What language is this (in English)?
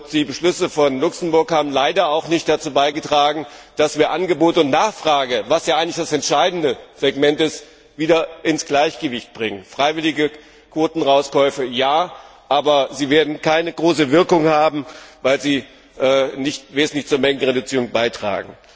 German